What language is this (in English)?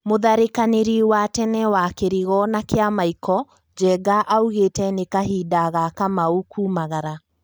Kikuyu